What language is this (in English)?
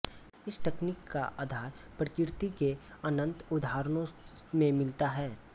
Hindi